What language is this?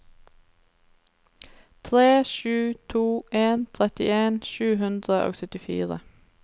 Norwegian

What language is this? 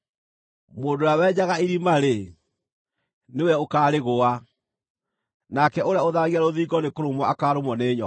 Kikuyu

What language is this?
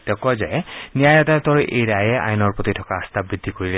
Assamese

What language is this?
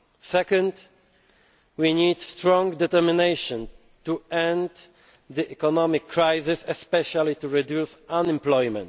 English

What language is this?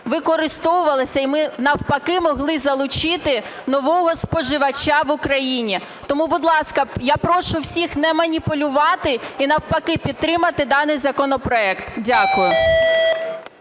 Ukrainian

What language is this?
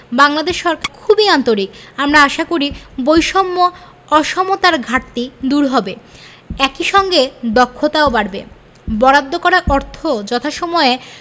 Bangla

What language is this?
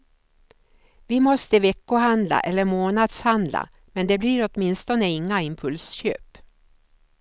Swedish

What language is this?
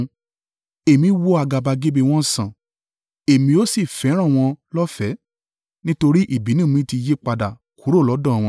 Yoruba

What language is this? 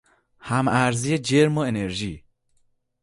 Persian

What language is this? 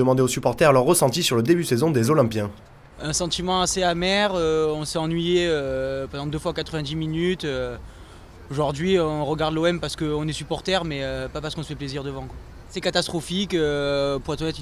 French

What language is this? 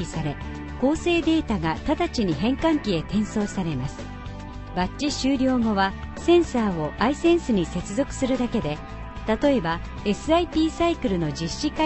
Japanese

